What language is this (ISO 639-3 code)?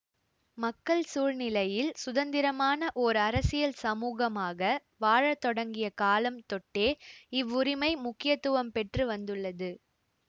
tam